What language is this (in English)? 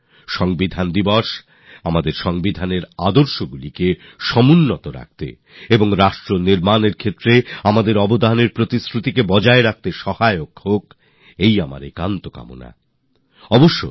Bangla